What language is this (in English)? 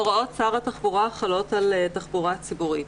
Hebrew